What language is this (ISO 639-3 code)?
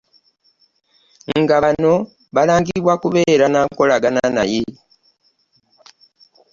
lug